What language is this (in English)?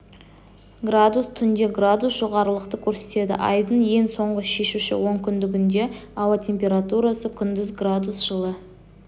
Kazakh